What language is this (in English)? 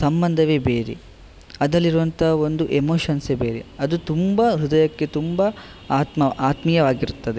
Kannada